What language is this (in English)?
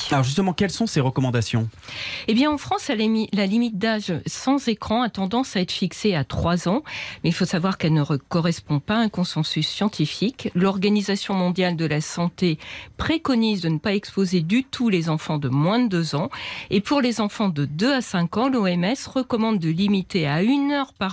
French